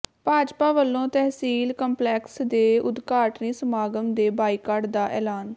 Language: Punjabi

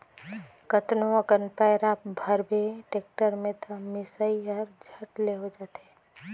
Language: Chhattisgarhi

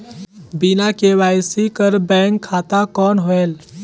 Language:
Chhattisgarhi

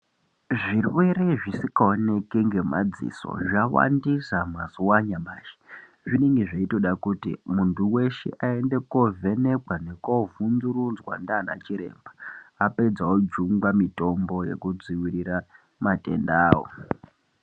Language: Ndau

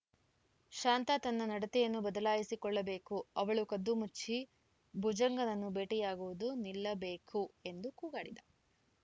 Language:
Kannada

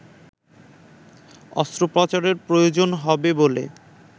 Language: Bangla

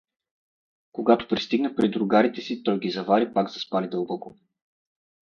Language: Bulgarian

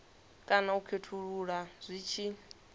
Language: Venda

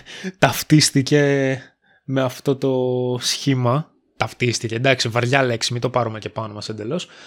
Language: Greek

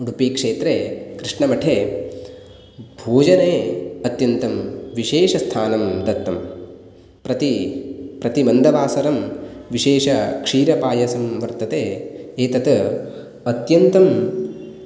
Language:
Sanskrit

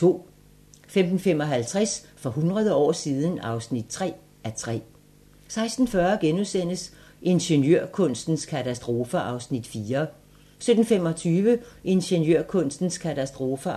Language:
Danish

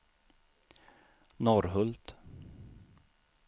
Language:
Swedish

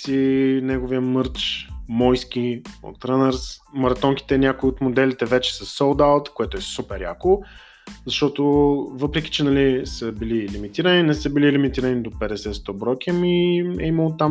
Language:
Bulgarian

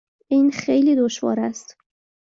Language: Persian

